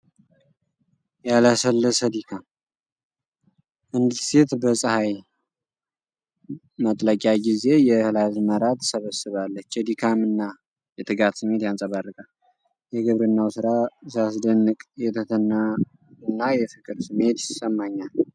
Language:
Amharic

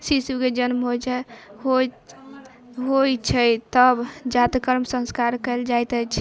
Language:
Maithili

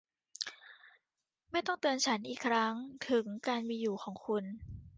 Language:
Thai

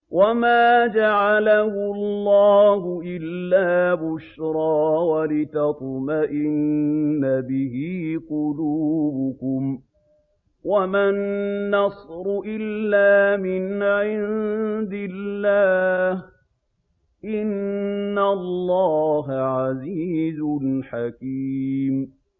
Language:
Arabic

